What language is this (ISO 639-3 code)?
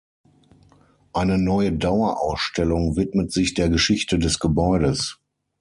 deu